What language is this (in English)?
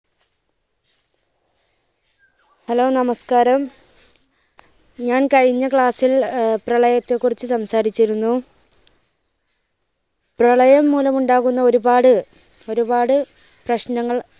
Malayalam